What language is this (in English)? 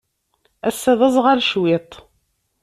Kabyle